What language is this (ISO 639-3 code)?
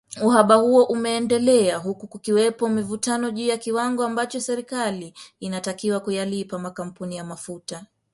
swa